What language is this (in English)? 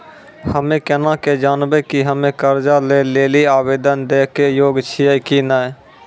Maithili